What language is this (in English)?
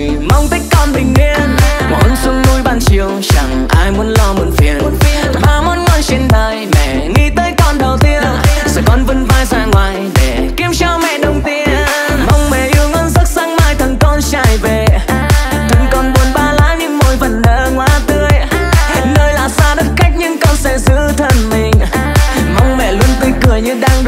Vietnamese